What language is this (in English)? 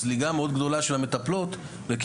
Hebrew